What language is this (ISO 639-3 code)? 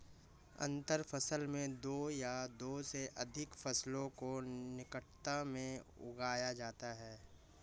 hin